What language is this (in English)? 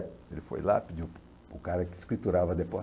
Portuguese